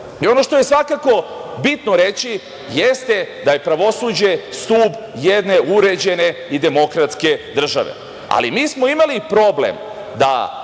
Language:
Serbian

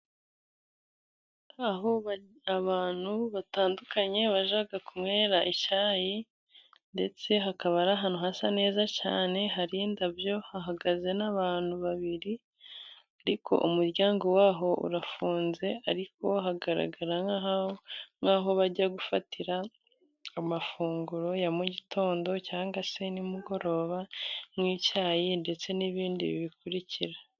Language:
Kinyarwanda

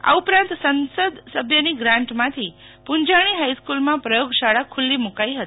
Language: Gujarati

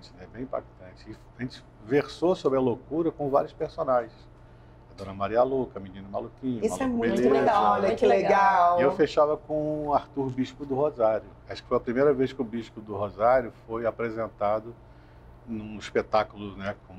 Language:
Portuguese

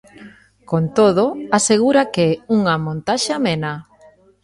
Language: Galician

